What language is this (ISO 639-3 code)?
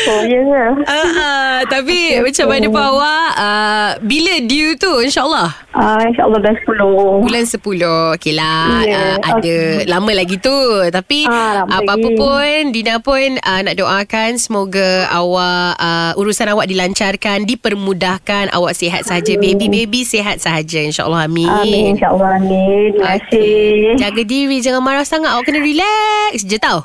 msa